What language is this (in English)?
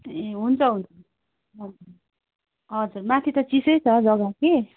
Nepali